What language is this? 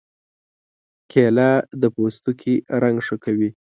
Pashto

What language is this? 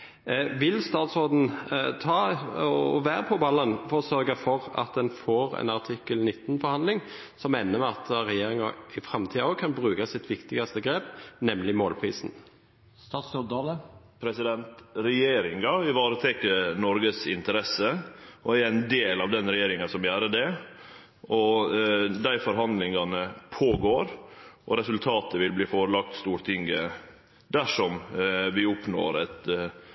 Norwegian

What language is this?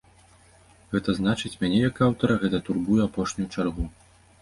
Belarusian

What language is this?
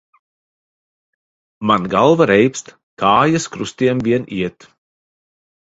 Latvian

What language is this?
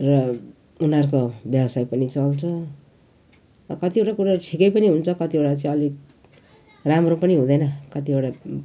Nepali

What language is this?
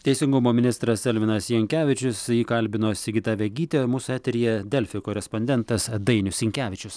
Lithuanian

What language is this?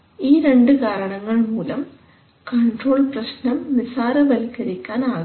Malayalam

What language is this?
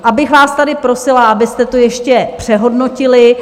Czech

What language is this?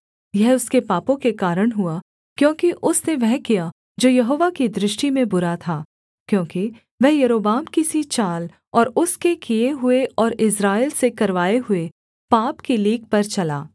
Hindi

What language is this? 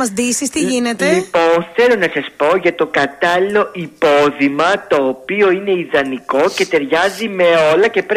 Greek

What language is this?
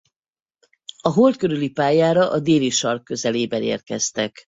Hungarian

